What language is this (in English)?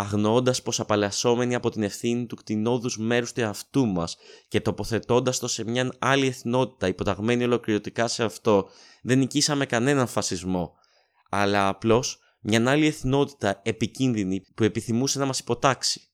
Greek